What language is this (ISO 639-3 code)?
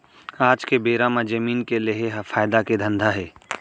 hne